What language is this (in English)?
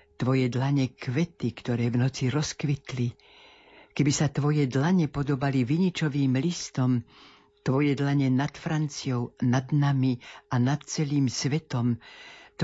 Slovak